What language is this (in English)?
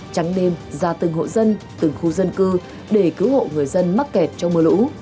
Vietnamese